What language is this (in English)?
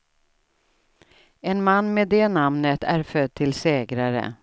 Swedish